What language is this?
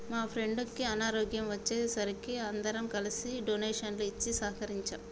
Telugu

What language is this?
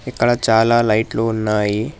Telugu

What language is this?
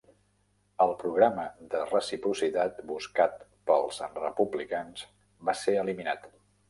Catalan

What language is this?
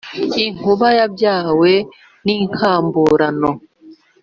Kinyarwanda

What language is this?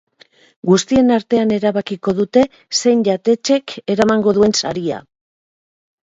Basque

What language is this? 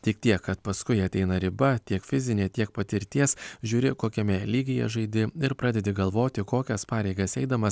Lithuanian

